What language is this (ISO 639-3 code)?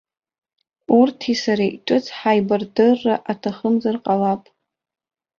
abk